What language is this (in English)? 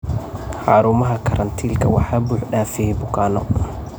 Somali